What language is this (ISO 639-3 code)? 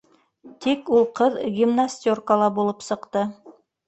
bak